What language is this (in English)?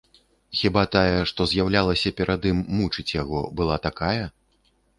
Belarusian